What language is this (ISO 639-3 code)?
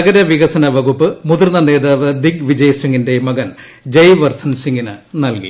mal